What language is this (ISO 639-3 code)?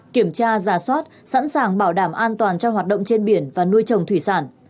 vie